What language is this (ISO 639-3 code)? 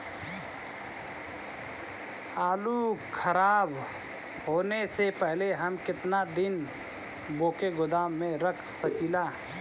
bho